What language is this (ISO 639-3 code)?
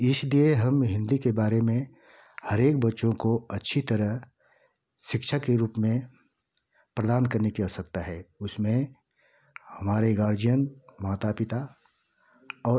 hin